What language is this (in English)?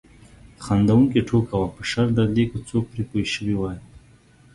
Pashto